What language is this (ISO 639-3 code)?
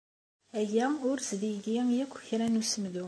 kab